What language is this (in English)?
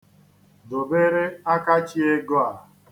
Igbo